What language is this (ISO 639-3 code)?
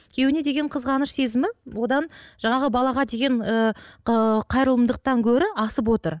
kaz